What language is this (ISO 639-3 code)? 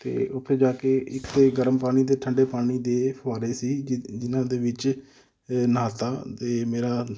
pan